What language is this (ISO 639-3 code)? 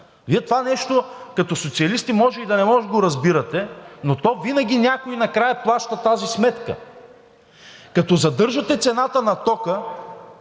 bul